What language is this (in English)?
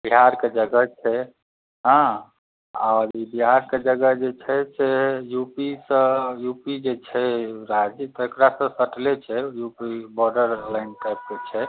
Maithili